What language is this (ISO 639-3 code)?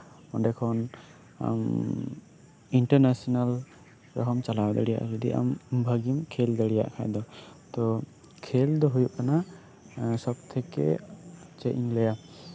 sat